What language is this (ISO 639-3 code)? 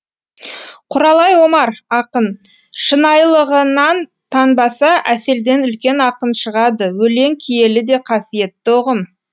kaz